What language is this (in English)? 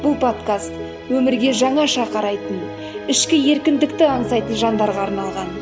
Kazakh